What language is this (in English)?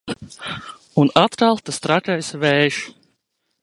Latvian